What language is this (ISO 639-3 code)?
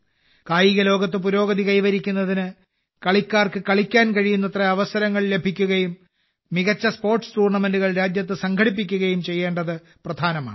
mal